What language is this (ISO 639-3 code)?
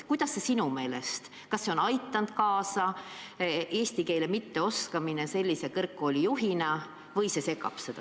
est